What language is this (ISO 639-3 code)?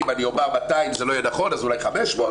heb